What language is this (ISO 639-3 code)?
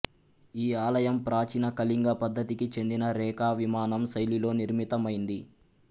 tel